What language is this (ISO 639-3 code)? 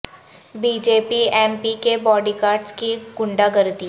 urd